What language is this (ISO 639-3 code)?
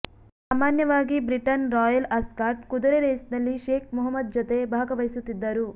kan